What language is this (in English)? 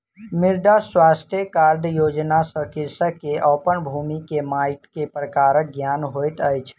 Maithili